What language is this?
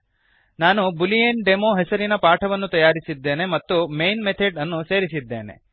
Kannada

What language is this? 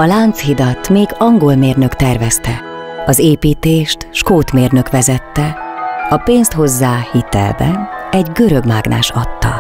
Hungarian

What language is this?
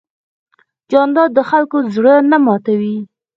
Pashto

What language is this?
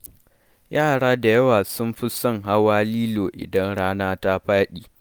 Hausa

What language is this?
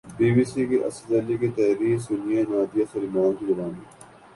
Urdu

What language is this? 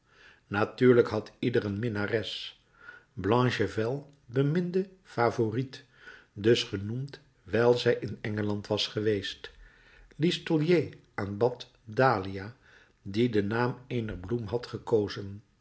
Dutch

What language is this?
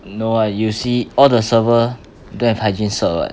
English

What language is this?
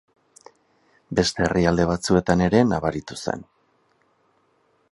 Basque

